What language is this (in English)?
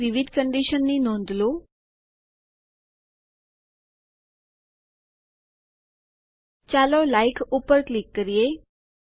Gujarati